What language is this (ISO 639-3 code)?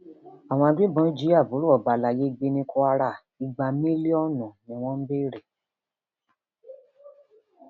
yor